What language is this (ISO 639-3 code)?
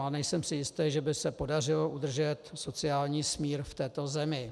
ces